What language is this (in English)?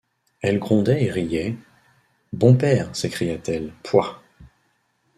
French